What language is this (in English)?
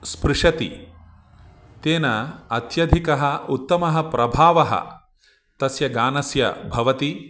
Sanskrit